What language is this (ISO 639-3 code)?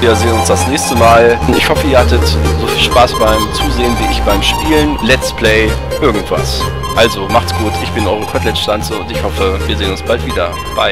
deu